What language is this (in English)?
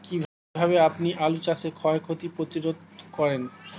Bangla